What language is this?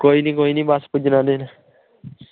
Dogri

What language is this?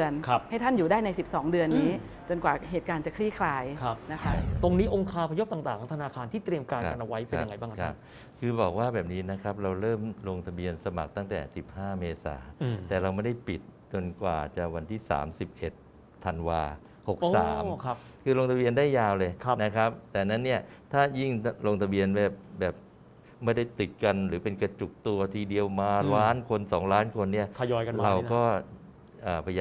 Thai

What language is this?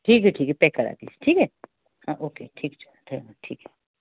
Hindi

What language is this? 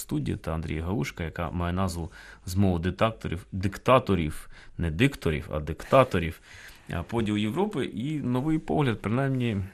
Ukrainian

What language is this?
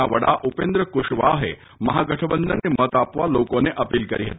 Gujarati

